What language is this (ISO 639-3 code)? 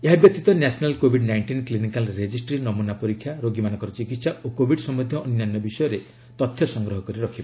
ori